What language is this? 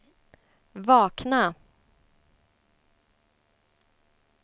Swedish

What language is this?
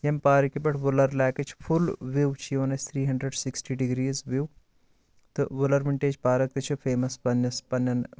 Kashmiri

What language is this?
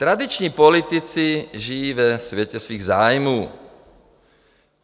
Czech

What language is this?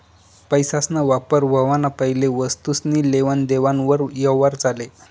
Marathi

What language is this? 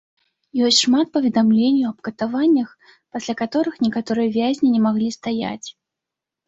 Belarusian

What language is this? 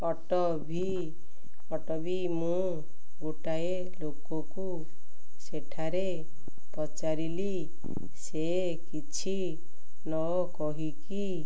Odia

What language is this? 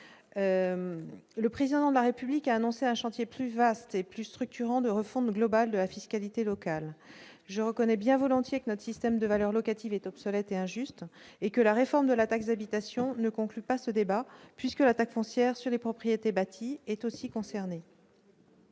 French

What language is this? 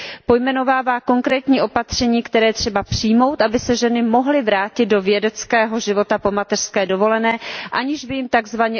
Czech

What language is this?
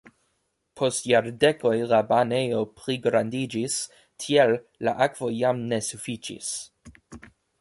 Esperanto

